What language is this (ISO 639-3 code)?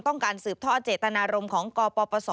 tha